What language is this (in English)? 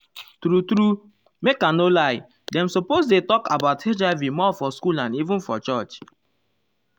Nigerian Pidgin